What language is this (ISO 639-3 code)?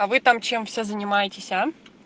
rus